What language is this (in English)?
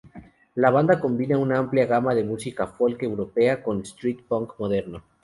Spanish